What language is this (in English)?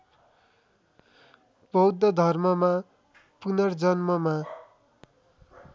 Nepali